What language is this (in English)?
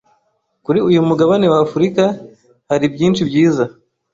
Kinyarwanda